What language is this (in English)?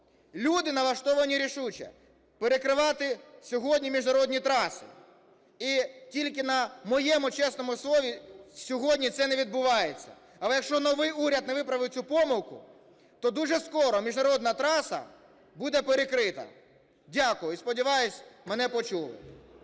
Ukrainian